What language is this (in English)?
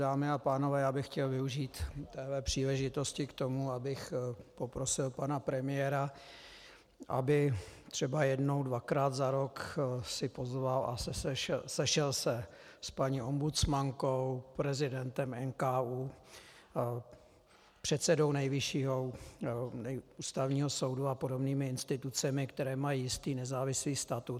Czech